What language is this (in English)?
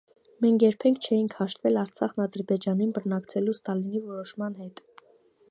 Armenian